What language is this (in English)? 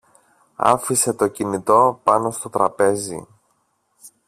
Greek